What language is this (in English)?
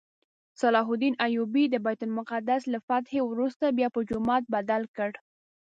Pashto